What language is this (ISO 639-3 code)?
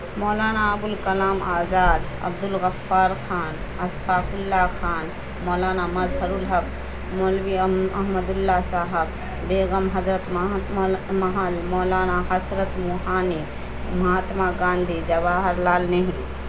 urd